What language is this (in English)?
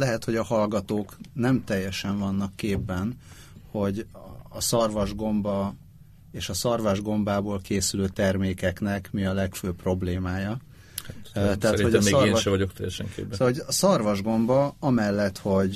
Hungarian